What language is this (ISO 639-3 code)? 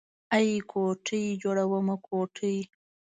pus